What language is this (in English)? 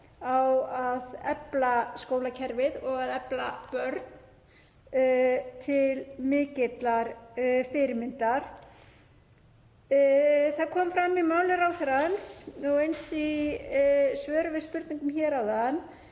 Icelandic